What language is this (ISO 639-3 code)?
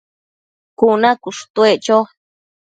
mcf